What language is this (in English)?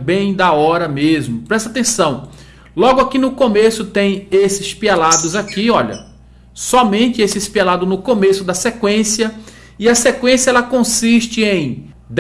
Portuguese